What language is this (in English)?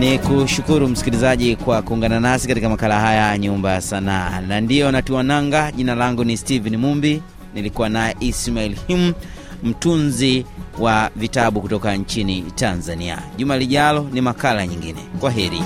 Swahili